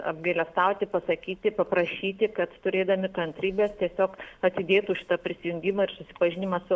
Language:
Lithuanian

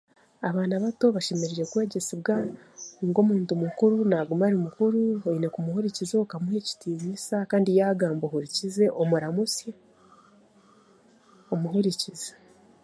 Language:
Chiga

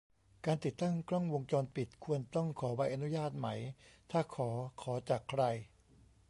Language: Thai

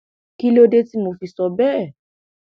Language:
Yoruba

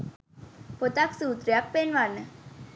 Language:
Sinhala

